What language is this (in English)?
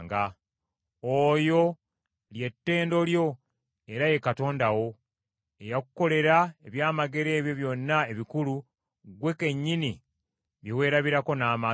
Ganda